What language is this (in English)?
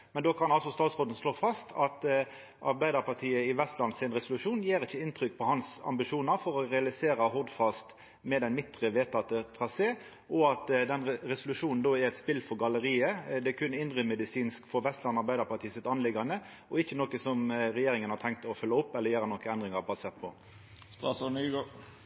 Norwegian Nynorsk